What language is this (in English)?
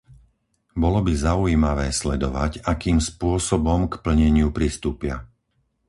Slovak